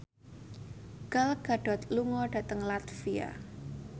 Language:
Javanese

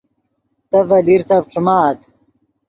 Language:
Yidgha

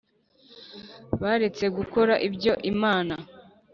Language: Kinyarwanda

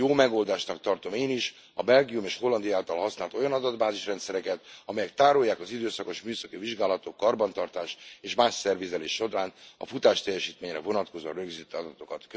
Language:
Hungarian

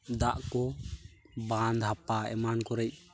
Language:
Santali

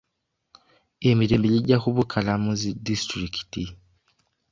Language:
Ganda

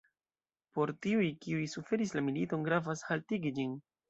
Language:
Esperanto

